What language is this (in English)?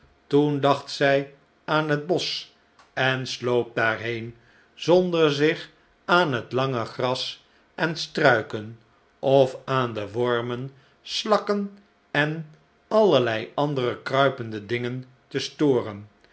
Dutch